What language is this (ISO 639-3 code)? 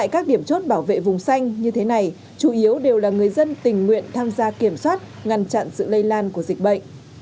vie